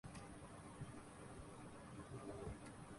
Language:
Urdu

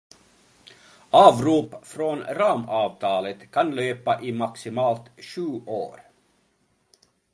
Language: Swedish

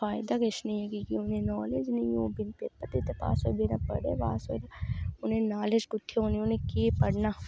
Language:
Dogri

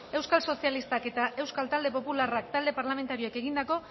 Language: Basque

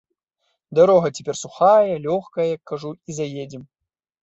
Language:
Belarusian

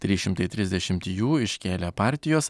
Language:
Lithuanian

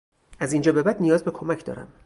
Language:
Persian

